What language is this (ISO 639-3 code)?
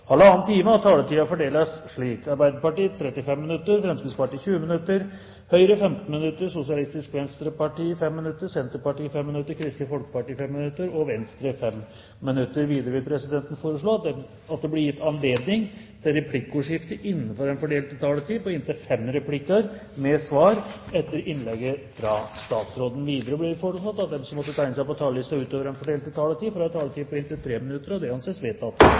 nob